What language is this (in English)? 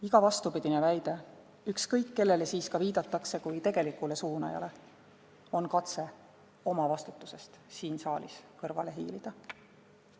Estonian